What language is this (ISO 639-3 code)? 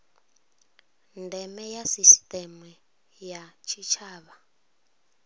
ven